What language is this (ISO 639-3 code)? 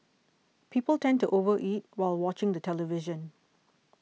eng